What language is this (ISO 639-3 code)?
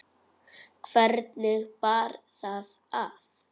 isl